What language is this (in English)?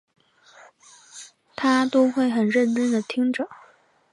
Chinese